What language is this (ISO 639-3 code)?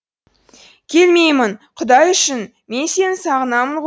kaz